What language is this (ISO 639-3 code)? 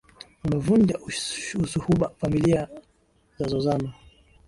swa